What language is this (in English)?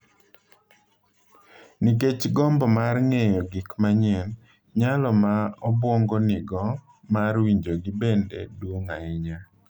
Luo (Kenya and Tanzania)